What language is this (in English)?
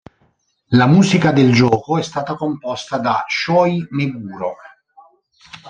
Italian